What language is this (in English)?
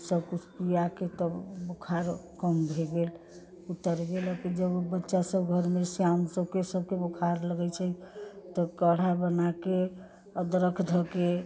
Maithili